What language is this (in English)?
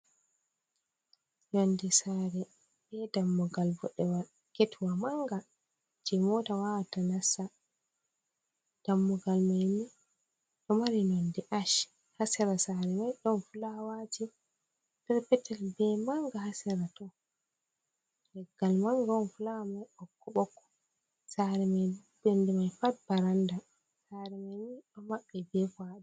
Fula